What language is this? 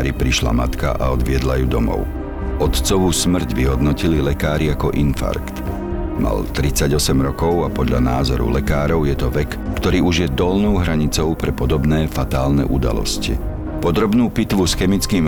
Slovak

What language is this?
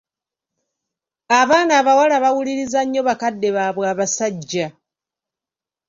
Ganda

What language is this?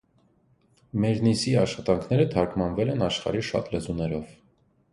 Armenian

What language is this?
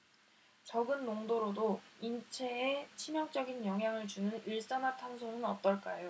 Korean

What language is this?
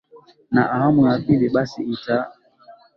Swahili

